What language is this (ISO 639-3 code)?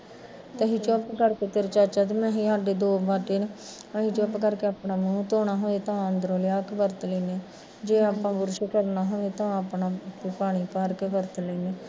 pan